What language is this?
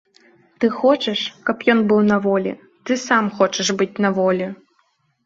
Belarusian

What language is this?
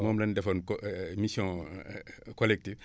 Wolof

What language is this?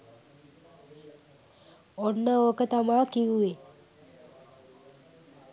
Sinhala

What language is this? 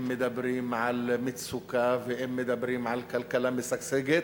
Hebrew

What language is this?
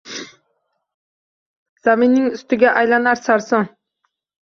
Uzbek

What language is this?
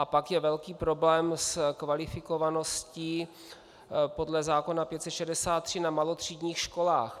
Czech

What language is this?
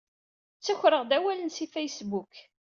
Kabyle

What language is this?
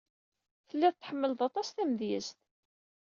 Kabyle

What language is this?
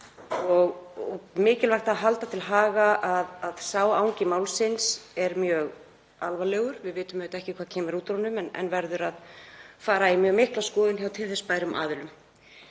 Icelandic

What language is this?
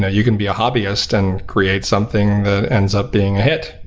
English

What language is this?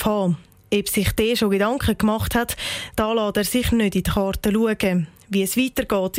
German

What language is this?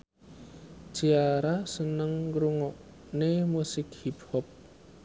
Javanese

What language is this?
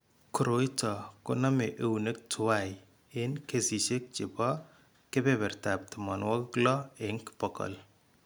Kalenjin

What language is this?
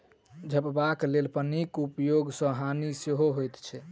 Maithili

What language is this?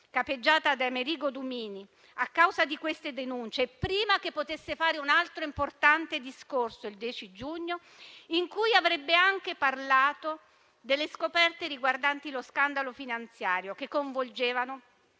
Italian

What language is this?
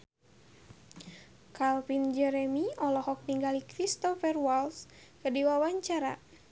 Sundanese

